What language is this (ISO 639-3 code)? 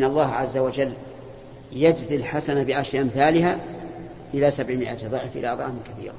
ara